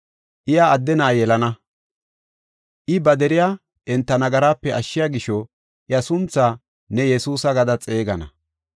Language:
Gofa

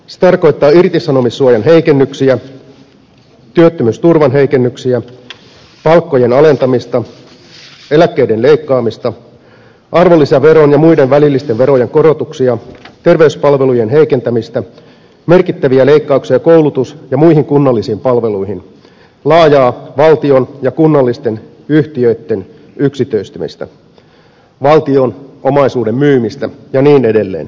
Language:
Finnish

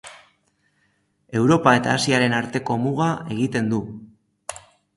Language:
Basque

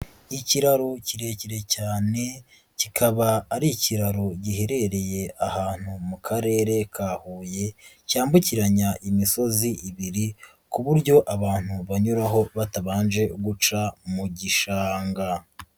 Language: Kinyarwanda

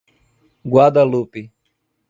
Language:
Portuguese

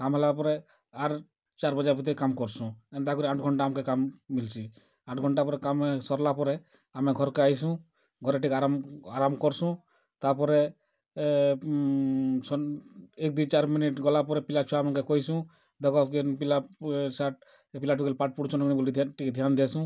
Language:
Odia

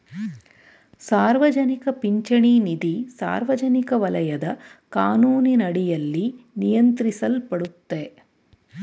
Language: Kannada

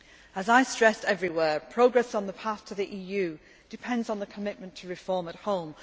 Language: English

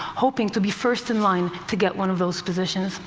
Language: English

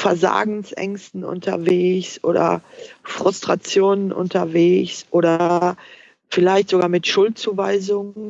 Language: German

